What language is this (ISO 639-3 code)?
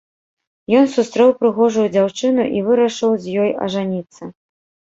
bel